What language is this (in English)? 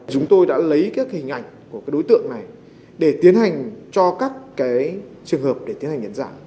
Vietnamese